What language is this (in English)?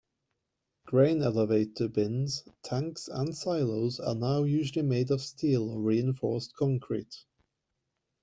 English